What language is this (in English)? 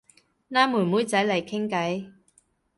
Cantonese